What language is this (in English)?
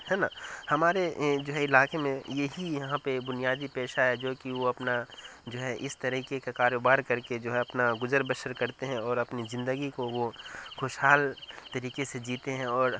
Urdu